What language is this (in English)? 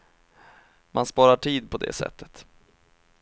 Swedish